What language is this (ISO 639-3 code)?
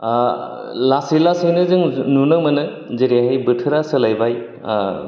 brx